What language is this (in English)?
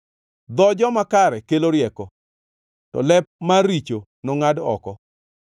Luo (Kenya and Tanzania)